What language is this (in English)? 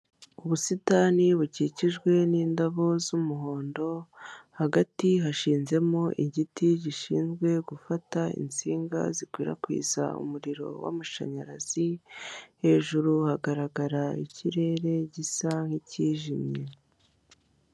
Kinyarwanda